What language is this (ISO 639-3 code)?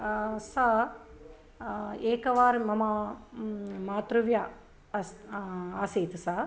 san